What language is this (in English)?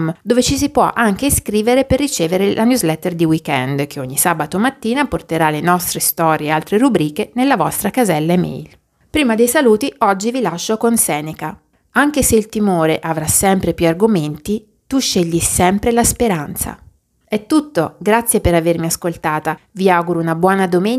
Italian